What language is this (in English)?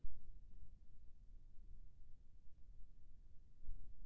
Chhattisgarhi